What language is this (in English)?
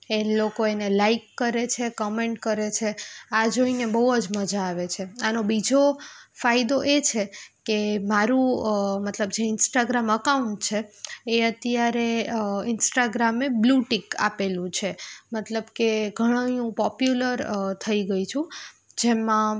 Gujarati